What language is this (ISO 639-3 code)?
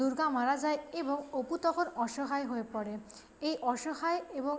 ben